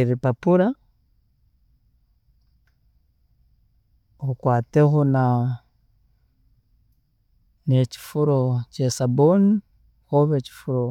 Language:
Tooro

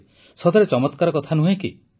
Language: Odia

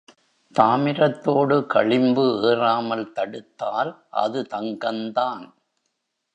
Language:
Tamil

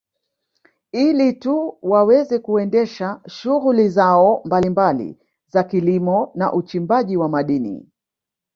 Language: Swahili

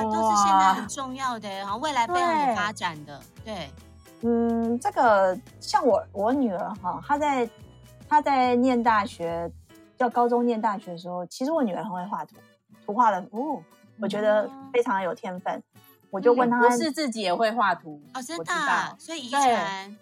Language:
Chinese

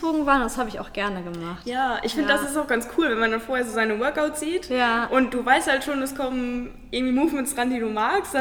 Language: German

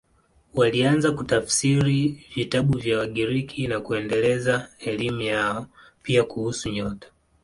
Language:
Swahili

